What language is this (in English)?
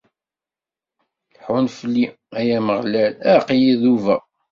Kabyle